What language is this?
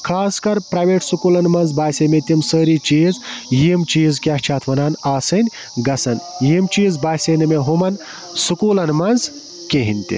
Kashmiri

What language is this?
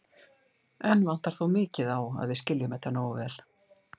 Icelandic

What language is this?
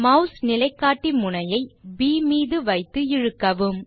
Tamil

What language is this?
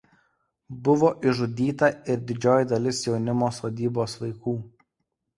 Lithuanian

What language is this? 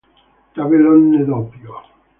Italian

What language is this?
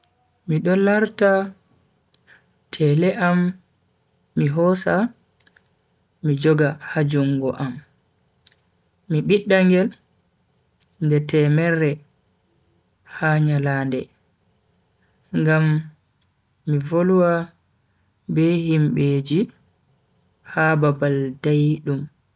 Bagirmi Fulfulde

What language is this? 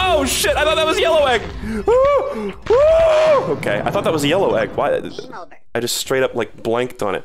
English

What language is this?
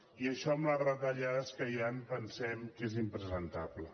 Catalan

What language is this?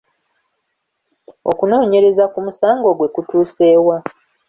Ganda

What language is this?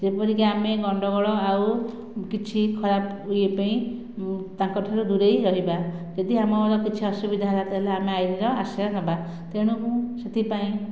Odia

